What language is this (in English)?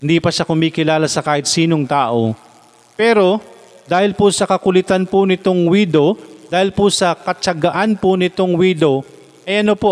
Filipino